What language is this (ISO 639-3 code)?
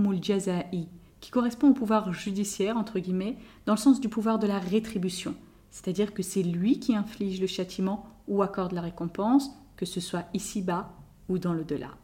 fra